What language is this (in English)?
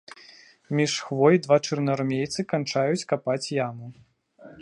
Belarusian